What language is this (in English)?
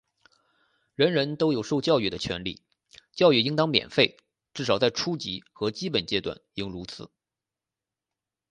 Chinese